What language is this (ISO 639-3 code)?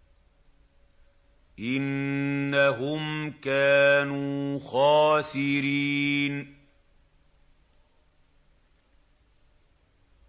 ara